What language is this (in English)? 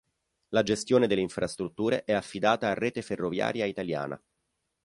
Italian